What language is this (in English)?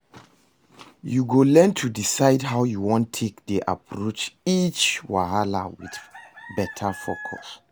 Nigerian Pidgin